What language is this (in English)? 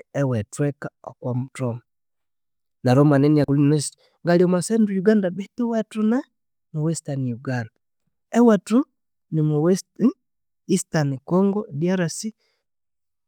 Konzo